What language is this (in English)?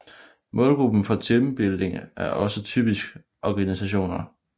Danish